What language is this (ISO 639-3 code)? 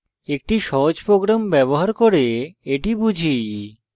ben